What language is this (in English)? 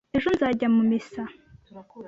Kinyarwanda